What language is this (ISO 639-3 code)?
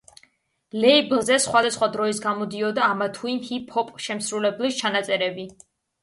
kat